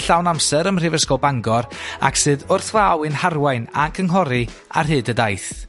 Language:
Welsh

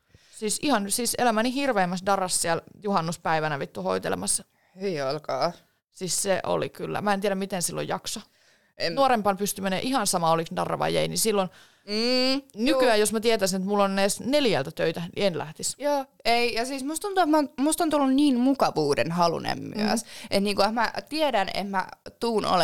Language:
Finnish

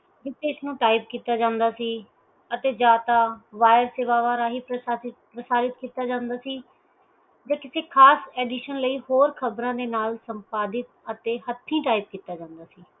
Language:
Punjabi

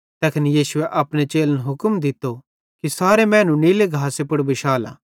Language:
Bhadrawahi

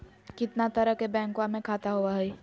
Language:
Magahi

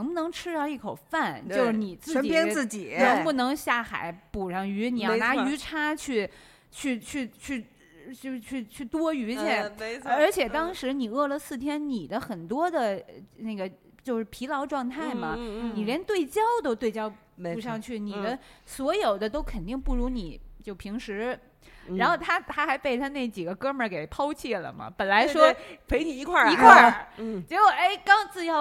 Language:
Chinese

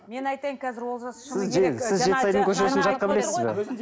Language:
Kazakh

